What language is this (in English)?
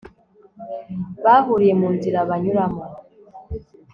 Kinyarwanda